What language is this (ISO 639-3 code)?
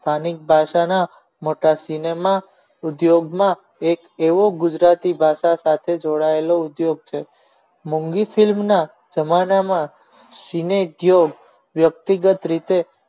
guj